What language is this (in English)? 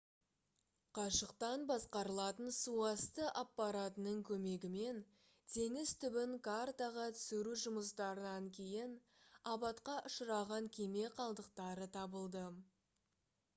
Kazakh